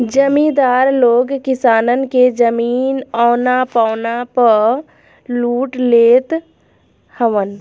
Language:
Bhojpuri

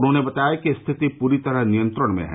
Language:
Hindi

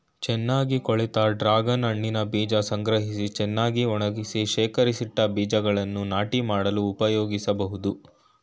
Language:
Kannada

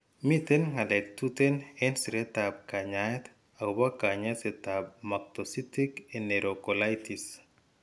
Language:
Kalenjin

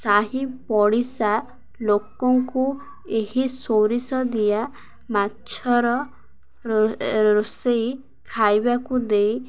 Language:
Odia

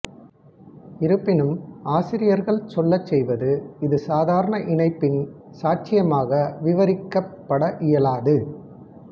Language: Tamil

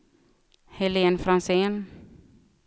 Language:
Swedish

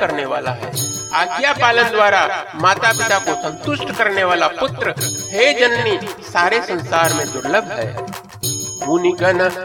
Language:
Hindi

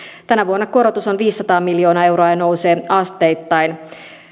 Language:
Finnish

